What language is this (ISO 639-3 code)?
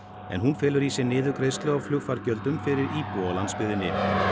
isl